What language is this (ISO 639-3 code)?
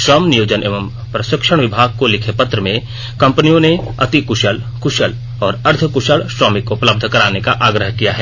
hin